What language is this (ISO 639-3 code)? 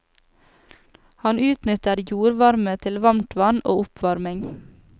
nor